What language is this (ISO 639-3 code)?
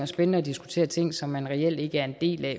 dan